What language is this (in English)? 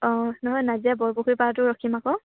Assamese